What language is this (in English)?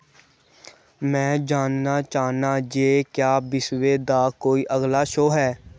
Dogri